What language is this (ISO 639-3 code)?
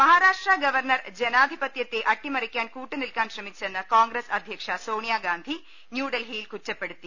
mal